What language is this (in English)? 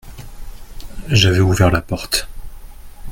French